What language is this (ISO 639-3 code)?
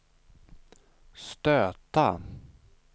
swe